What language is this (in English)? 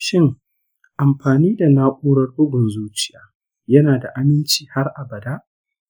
Hausa